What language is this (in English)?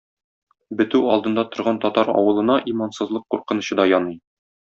Tatar